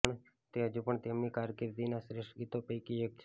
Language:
Gujarati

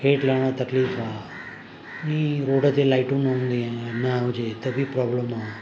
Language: Sindhi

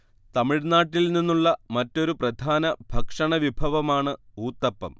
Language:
Malayalam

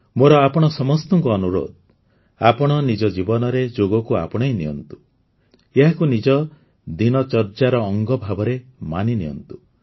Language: Odia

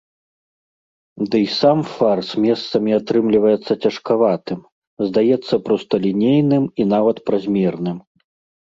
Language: Belarusian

